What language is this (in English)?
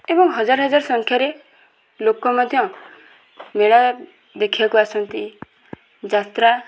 Odia